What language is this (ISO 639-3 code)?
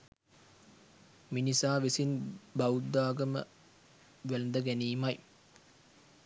sin